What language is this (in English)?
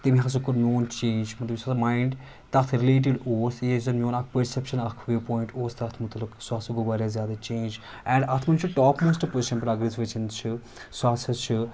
Kashmiri